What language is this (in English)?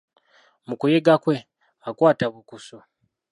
Ganda